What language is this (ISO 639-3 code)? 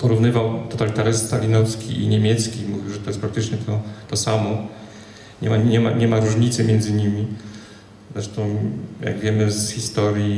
pol